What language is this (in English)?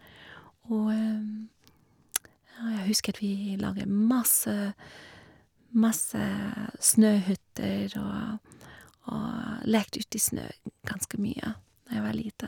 Norwegian